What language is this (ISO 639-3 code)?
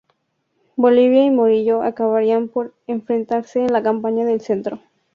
spa